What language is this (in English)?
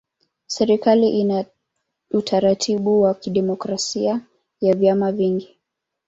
Swahili